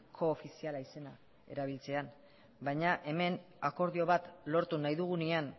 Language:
Basque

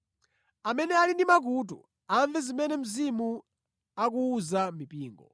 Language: Nyanja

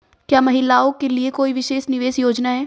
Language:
Hindi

